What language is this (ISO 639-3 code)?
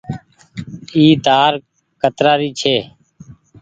gig